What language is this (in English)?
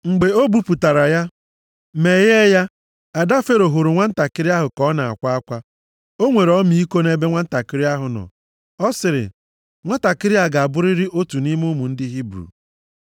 Igbo